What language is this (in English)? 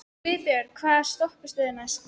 Icelandic